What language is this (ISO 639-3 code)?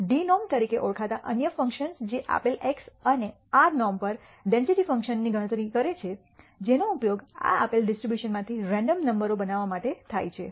guj